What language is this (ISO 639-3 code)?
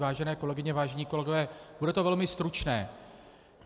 ces